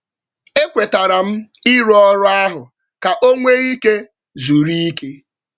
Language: Igbo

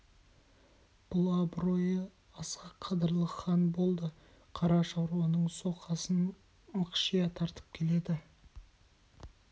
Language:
Kazakh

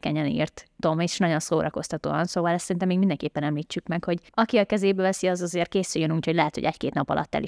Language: Hungarian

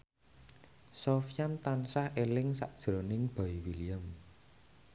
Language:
Javanese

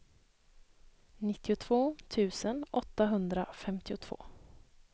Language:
Swedish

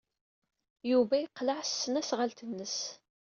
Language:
Kabyle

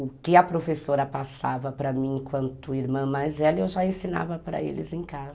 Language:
Portuguese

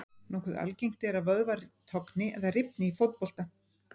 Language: Icelandic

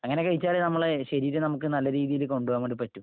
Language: Malayalam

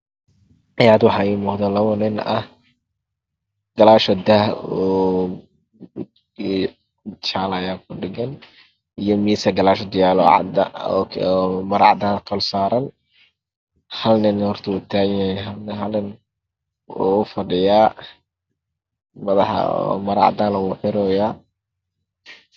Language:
Somali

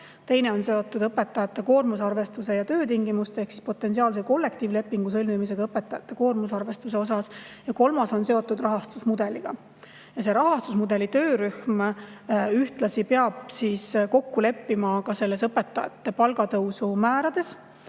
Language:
Estonian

